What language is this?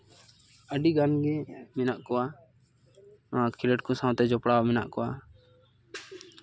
Santali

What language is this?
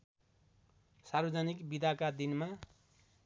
Nepali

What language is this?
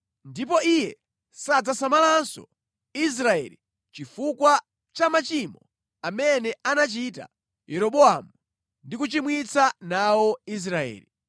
Nyanja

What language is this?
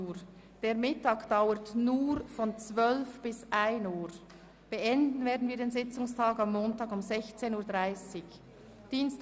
Swiss German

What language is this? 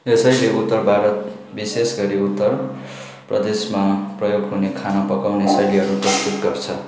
Nepali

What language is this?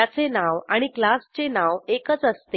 Marathi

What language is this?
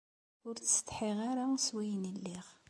Kabyle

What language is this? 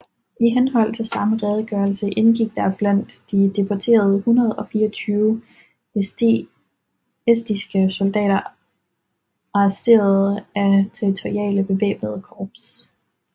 Danish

